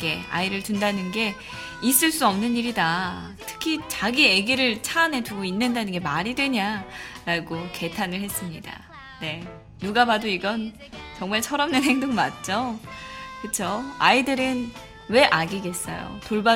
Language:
Korean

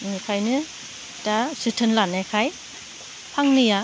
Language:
Bodo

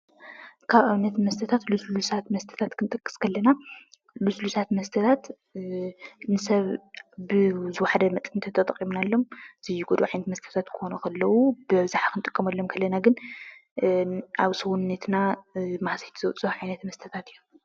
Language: Tigrinya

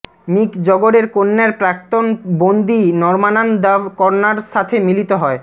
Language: Bangla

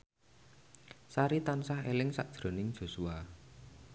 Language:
Javanese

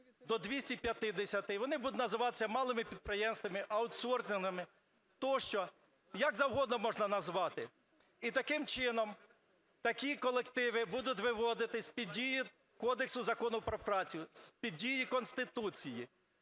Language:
Ukrainian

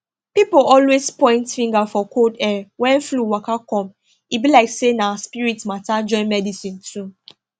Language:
Nigerian Pidgin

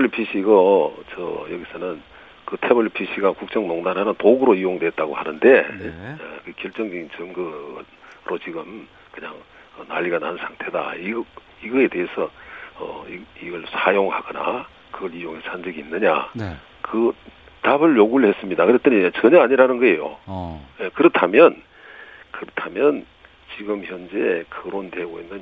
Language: Korean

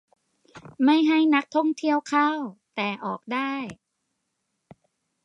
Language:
Thai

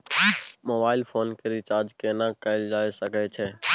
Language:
Maithili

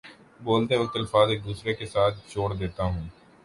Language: Urdu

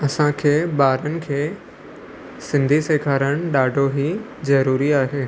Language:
Sindhi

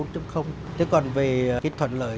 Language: Vietnamese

